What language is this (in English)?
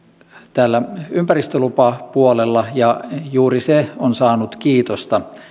Finnish